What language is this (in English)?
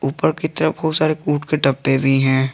Hindi